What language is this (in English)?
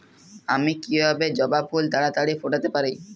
Bangla